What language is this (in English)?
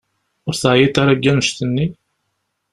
Kabyle